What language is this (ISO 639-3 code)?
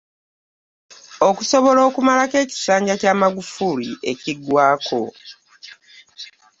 lug